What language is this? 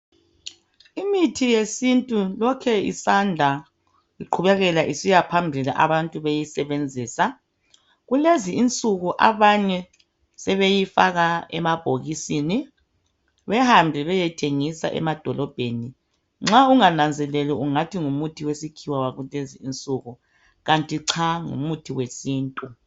North Ndebele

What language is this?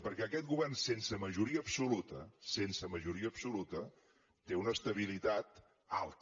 Catalan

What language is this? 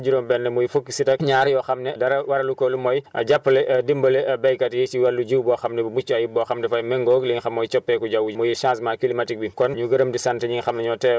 Wolof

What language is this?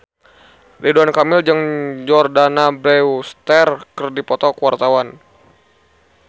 Sundanese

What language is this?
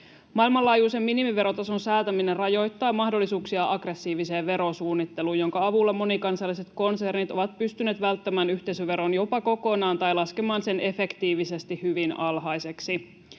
Finnish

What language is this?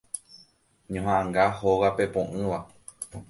Guarani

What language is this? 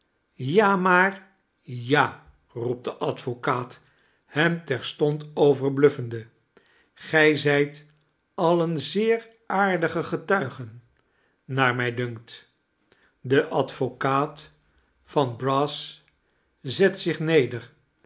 Dutch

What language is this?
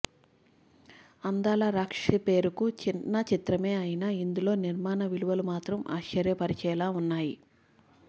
Telugu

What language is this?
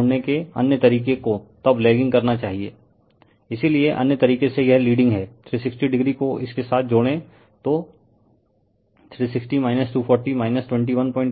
Hindi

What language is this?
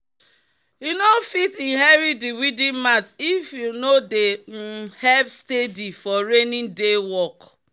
Nigerian Pidgin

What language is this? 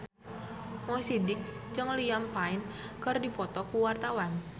Sundanese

